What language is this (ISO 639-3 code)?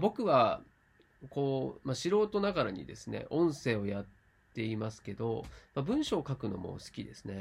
jpn